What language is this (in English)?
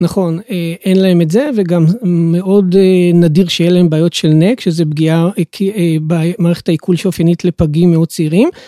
Hebrew